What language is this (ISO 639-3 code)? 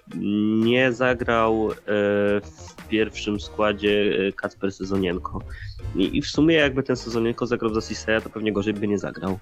pol